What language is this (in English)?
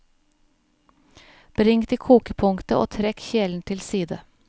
Norwegian